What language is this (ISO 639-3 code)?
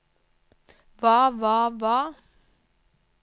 nor